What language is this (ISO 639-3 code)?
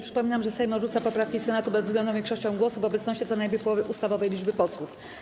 pol